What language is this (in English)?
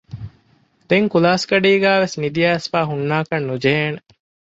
Divehi